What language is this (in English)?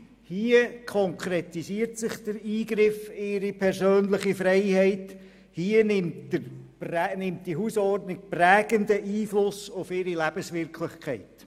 Swiss German